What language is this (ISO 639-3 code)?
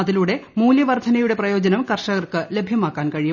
mal